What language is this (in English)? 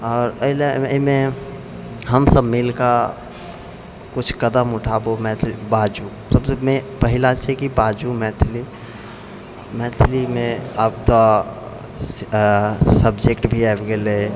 Maithili